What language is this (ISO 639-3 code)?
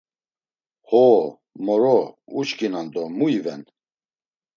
lzz